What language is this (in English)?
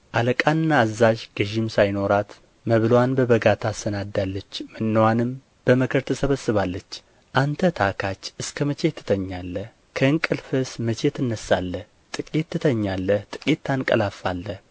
Amharic